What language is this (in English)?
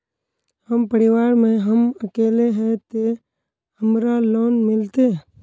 Magahi